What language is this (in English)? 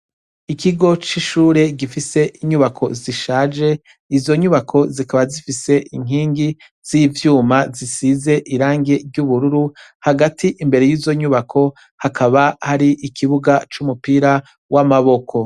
Rundi